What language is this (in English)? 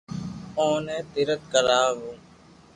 Loarki